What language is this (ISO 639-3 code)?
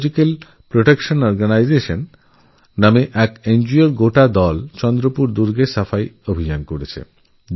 ben